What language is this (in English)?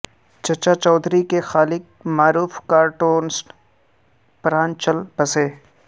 Urdu